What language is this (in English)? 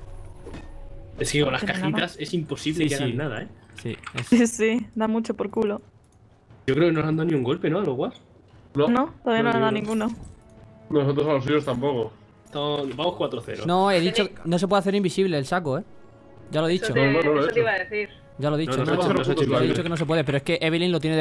Spanish